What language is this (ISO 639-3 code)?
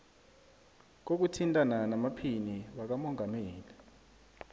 nbl